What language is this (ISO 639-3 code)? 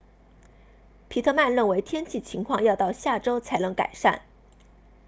zho